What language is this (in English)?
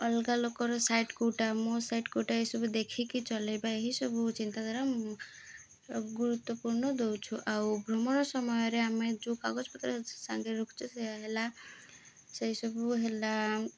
Odia